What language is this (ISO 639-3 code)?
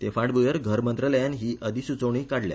kok